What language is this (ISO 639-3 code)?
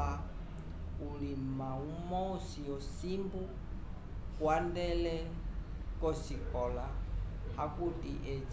umb